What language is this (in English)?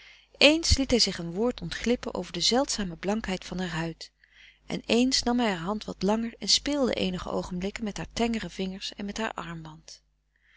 Dutch